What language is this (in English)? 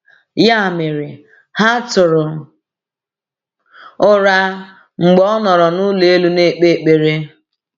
Igbo